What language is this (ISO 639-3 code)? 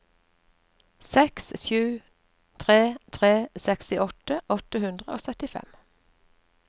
nor